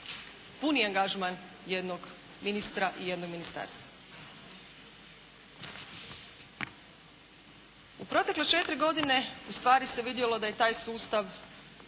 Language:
Croatian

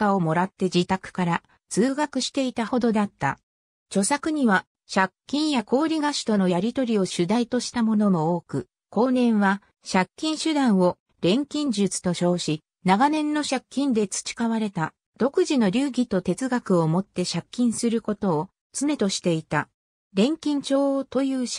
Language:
Japanese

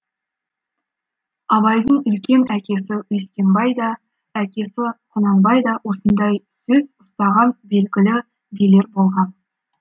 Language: Kazakh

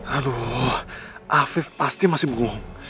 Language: Indonesian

